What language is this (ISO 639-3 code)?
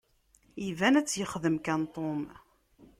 kab